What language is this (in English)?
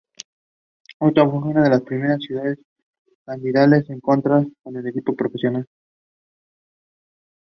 Spanish